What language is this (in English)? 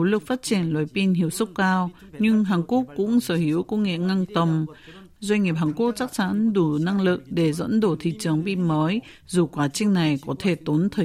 Vietnamese